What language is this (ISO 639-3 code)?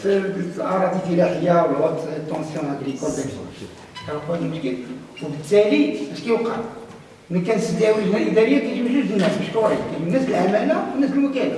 ara